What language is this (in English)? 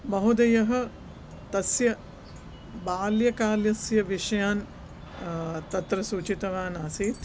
Sanskrit